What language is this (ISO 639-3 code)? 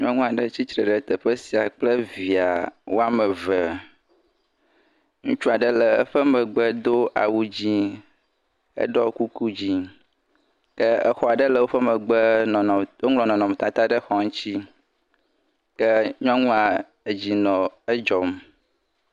ewe